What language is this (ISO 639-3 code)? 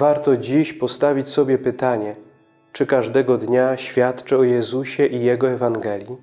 pol